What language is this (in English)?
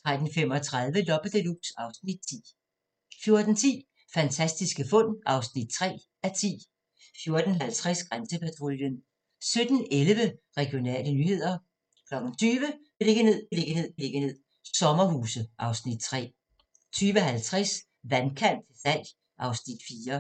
Danish